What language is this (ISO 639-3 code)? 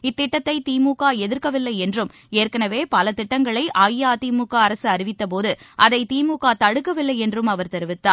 tam